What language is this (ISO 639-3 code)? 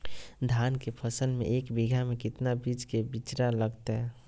mag